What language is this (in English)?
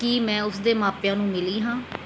Punjabi